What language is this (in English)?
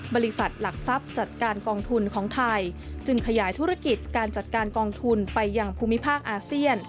Thai